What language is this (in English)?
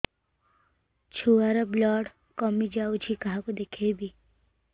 Odia